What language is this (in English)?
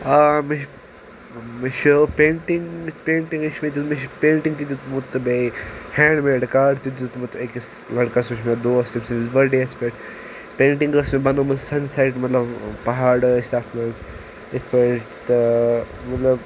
Kashmiri